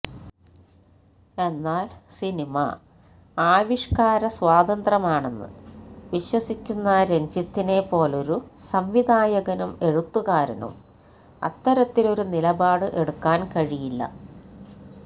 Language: Malayalam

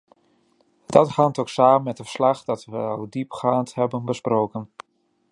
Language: Dutch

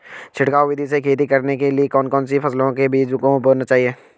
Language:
Hindi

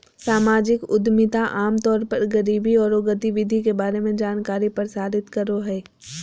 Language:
Magahi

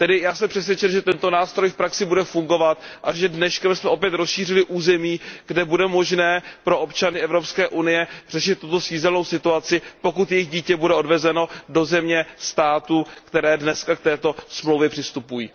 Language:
Czech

